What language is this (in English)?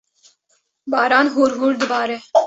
Kurdish